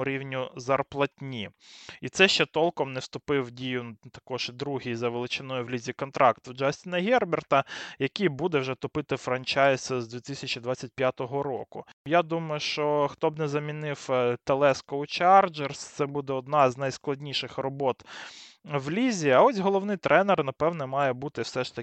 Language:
Ukrainian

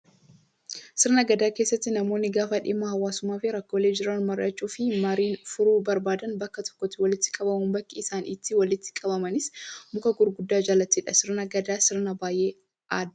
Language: Oromo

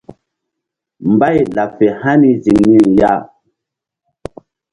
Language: Mbum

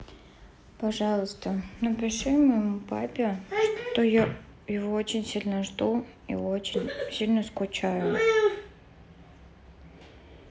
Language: Russian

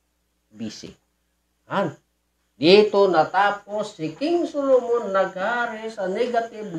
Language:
Filipino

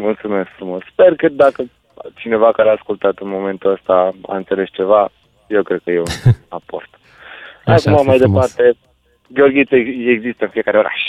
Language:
Romanian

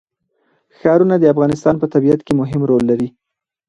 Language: Pashto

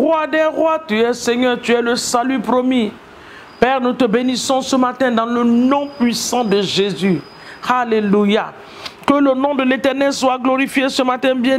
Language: French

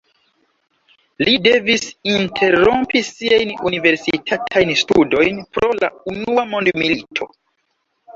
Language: Esperanto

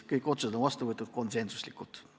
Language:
Estonian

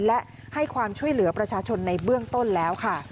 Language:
Thai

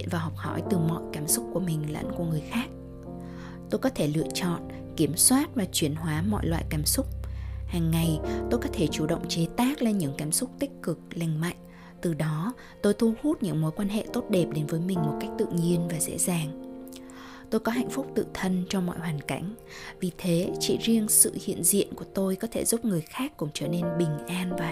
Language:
Vietnamese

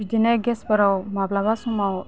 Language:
Bodo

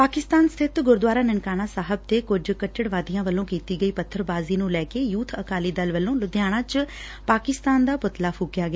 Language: Punjabi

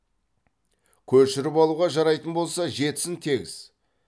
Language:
Kazakh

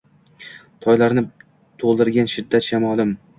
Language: Uzbek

